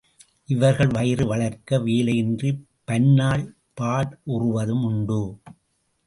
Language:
Tamil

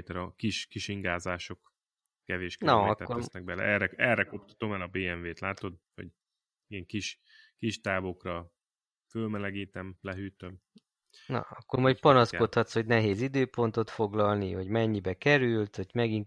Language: Hungarian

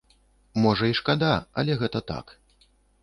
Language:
Belarusian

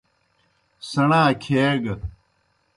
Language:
Kohistani Shina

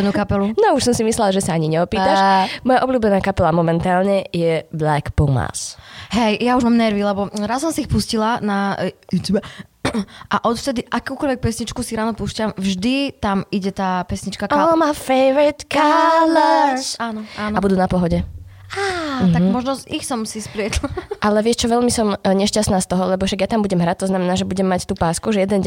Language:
Slovak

